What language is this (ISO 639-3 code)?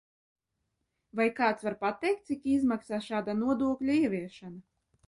lav